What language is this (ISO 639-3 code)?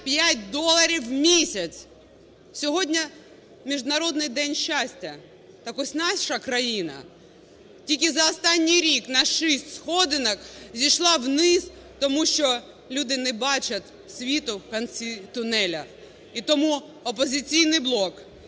ukr